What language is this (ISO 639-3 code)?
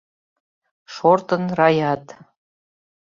chm